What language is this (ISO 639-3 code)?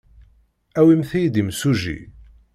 kab